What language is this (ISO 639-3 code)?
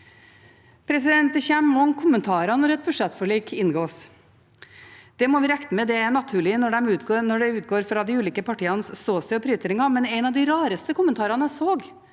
nor